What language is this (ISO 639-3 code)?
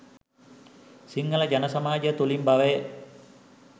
sin